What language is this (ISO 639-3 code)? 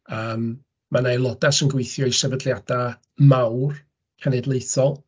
cym